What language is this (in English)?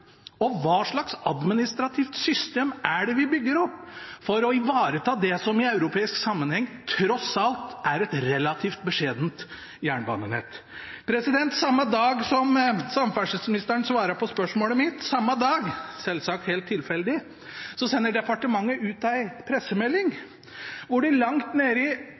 Norwegian Bokmål